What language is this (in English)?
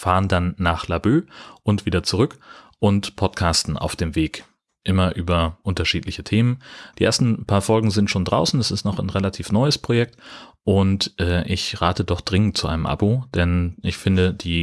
German